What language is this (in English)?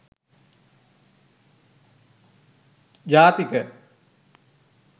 Sinhala